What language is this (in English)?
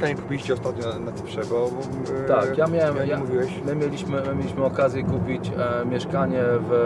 Polish